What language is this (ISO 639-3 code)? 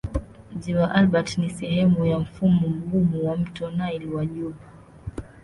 swa